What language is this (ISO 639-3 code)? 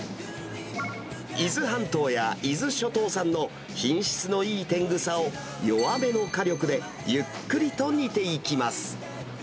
jpn